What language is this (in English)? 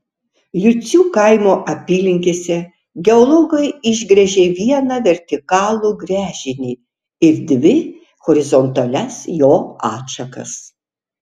Lithuanian